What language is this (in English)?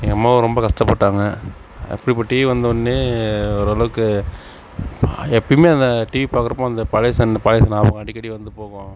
Tamil